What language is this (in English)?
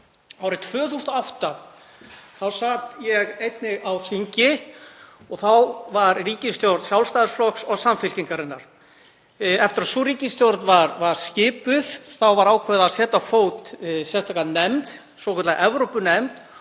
Icelandic